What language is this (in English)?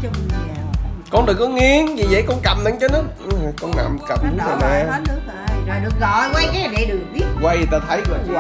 Vietnamese